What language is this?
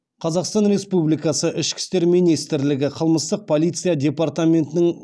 Kazakh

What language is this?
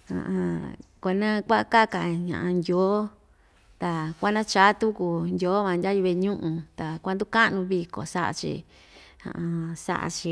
Ixtayutla Mixtec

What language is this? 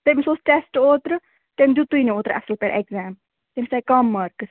Kashmiri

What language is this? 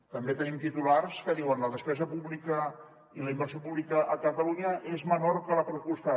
Catalan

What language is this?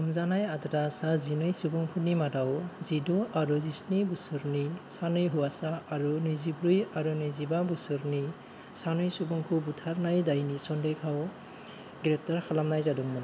Bodo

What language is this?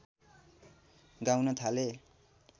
Nepali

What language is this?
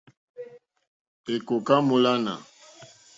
Mokpwe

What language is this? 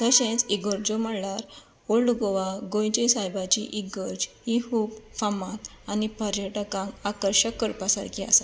Konkani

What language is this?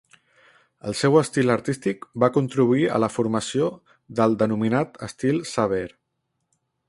Catalan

